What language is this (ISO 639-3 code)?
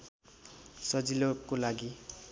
nep